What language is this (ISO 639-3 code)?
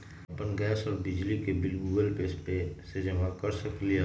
mag